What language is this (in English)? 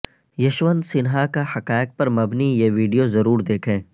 Urdu